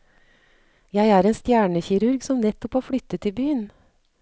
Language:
Norwegian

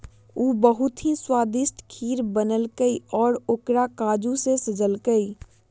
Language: Magahi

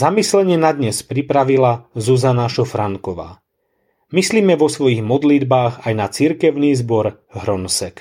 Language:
Slovak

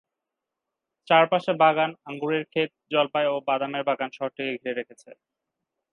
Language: Bangla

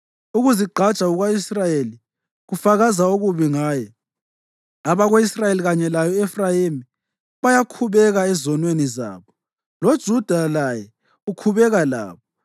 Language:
North Ndebele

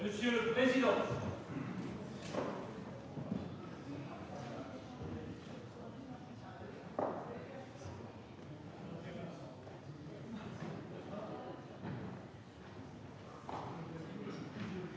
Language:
French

